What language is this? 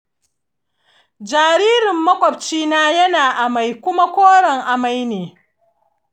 Hausa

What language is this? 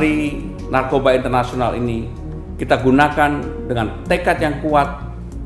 Indonesian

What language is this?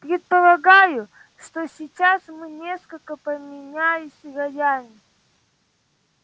Russian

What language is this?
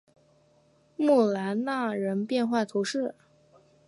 Chinese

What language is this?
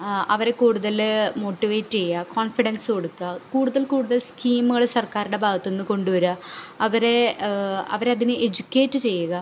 Malayalam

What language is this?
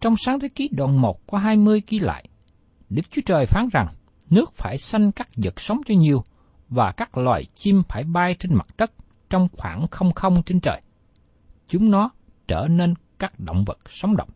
Vietnamese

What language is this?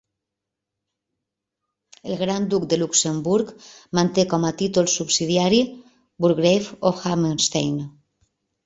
Catalan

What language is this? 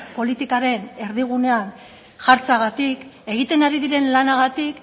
Basque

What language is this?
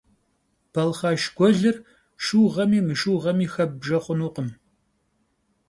Kabardian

